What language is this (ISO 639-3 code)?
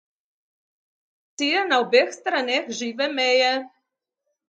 slv